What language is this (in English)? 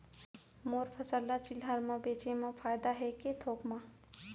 Chhattisgarhi